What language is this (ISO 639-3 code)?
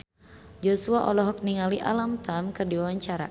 sun